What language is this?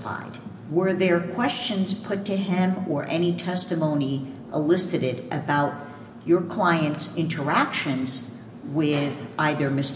English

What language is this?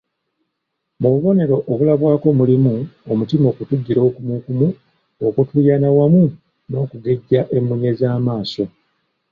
Ganda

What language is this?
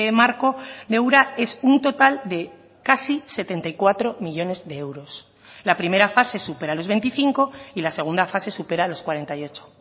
Spanish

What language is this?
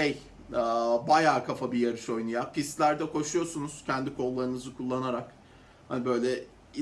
Turkish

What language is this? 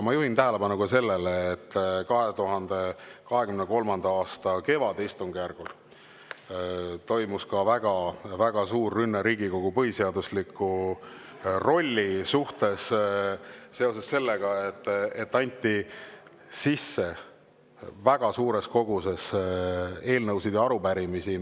Estonian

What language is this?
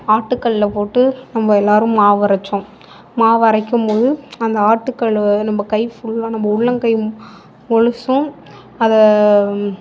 Tamil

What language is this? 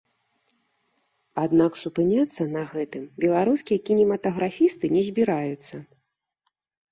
Belarusian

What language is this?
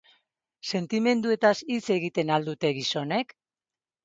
Basque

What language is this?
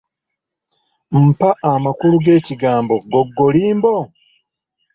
Ganda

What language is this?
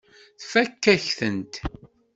Kabyle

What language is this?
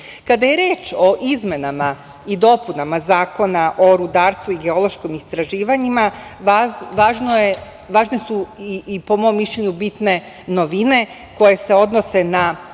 Serbian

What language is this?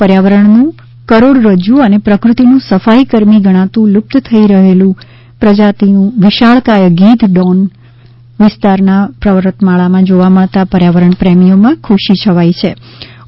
Gujarati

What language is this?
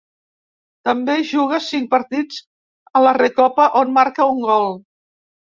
Catalan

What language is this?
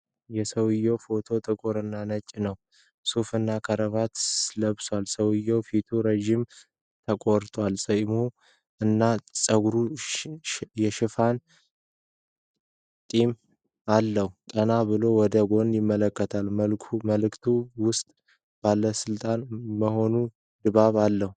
Amharic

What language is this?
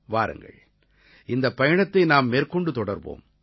Tamil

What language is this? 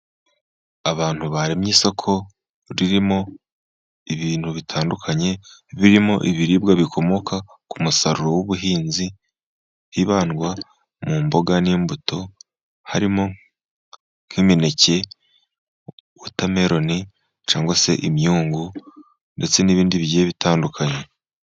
Kinyarwanda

